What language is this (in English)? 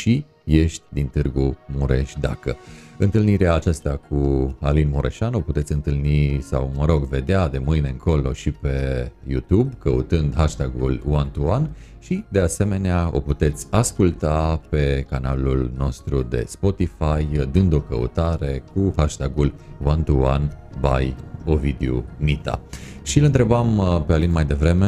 Romanian